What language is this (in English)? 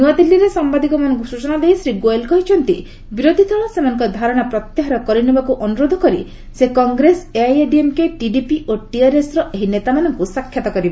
Odia